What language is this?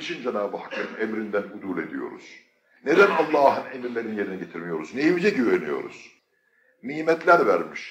Turkish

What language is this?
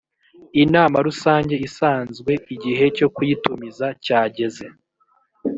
Kinyarwanda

